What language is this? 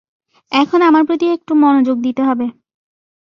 Bangla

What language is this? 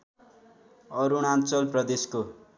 Nepali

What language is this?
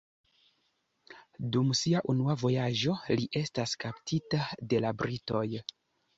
Esperanto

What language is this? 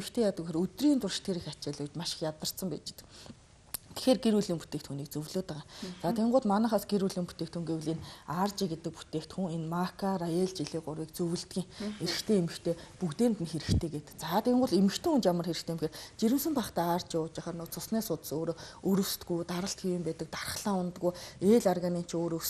Arabic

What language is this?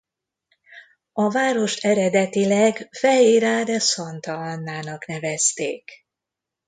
Hungarian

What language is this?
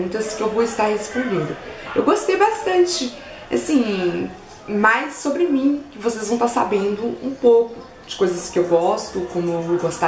Portuguese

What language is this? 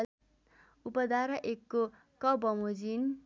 Nepali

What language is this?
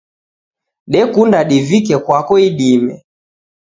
Taita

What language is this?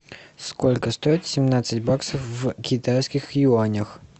Russian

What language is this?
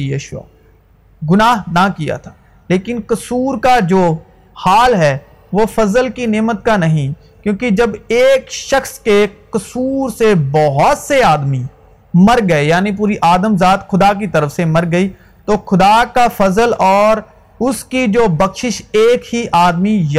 Urdu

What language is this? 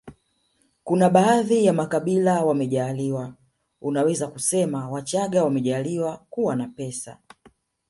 Swahili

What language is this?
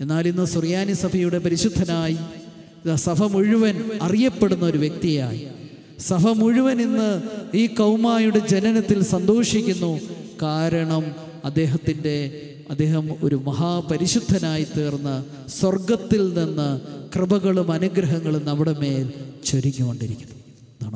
Romanian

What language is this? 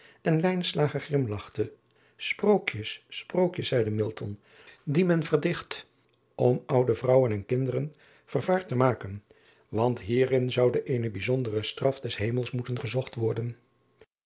Dutch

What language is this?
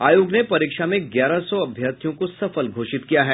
Hindi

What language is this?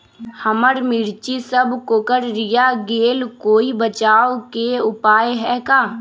Magahi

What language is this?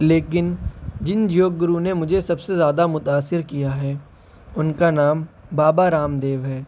Urdu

